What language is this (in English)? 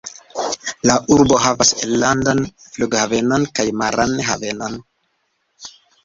Esperanto